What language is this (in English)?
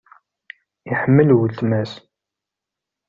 Kabyle